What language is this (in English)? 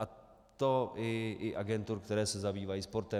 Czech